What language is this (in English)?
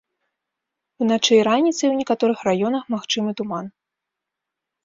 Belarusian